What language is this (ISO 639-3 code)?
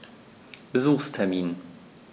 deu